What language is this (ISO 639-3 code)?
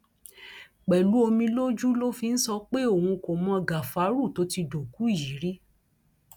yor